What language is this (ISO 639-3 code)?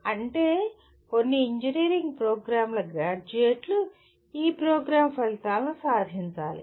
tel